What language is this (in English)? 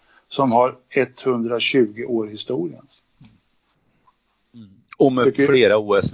Swedish